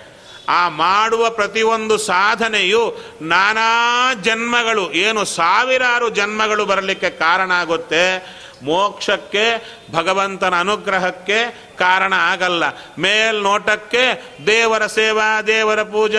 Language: Kannada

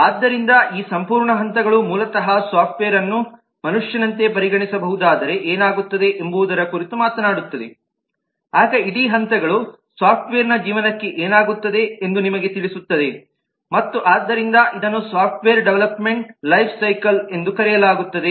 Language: Kannada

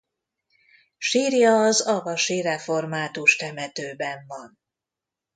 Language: Hungarian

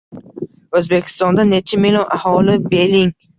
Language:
Uzbek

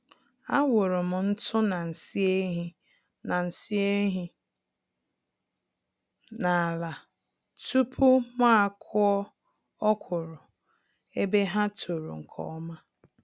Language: Igbo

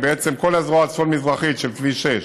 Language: Hebrew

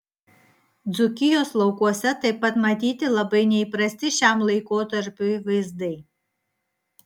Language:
Lithuanian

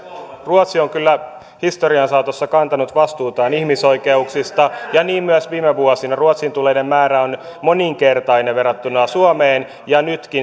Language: Finnish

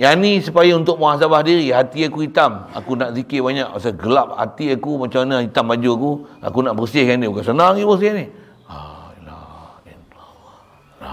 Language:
Malay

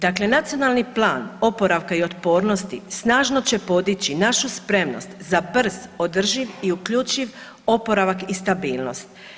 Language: Croatian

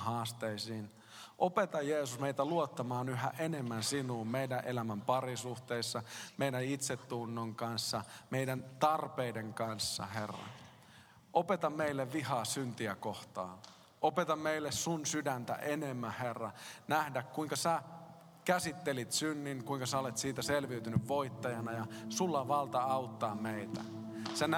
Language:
Finnish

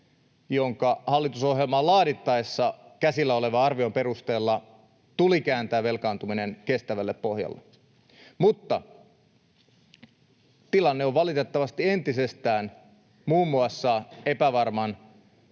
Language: Finnish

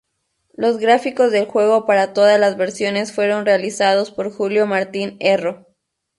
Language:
Spanish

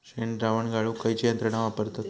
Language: Marathi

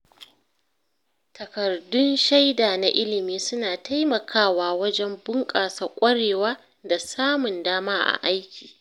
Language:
Hausa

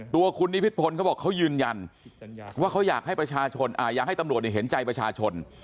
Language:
Thai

